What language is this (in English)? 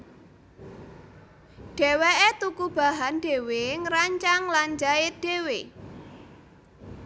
Javanese